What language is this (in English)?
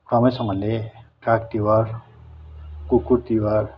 Nepali